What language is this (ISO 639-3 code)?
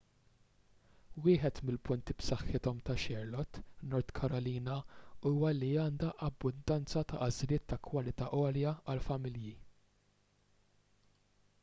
mlt